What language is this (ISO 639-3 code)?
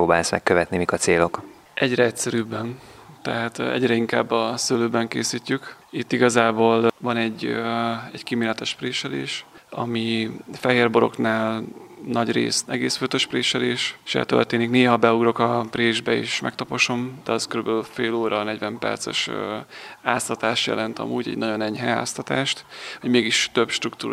hun